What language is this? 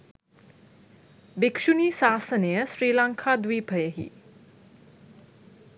Sinhala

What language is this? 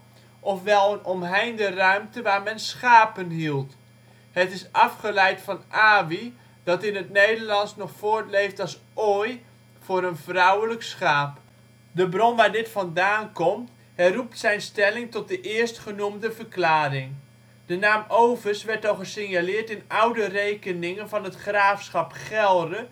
Dutch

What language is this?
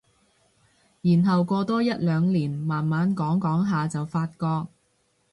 Cantonese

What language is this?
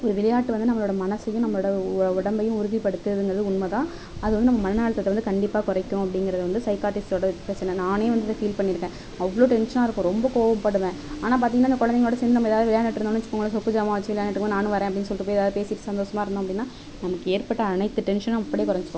Tamil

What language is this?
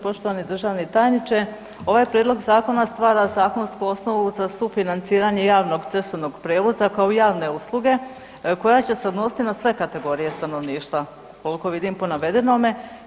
Croatian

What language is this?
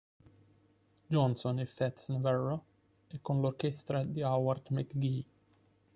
Italian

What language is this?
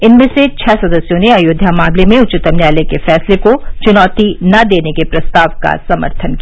Hindi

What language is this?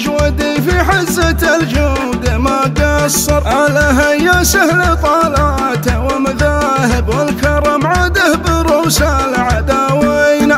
Arabic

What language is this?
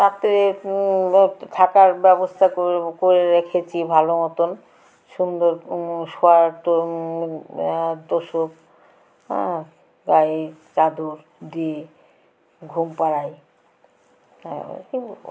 Bangla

